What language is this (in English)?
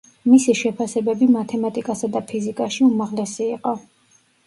Georgian